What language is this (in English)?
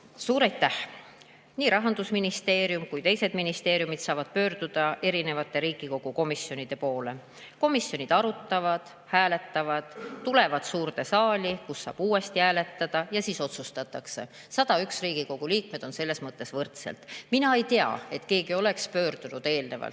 Estonian